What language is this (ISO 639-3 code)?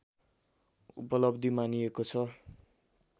nep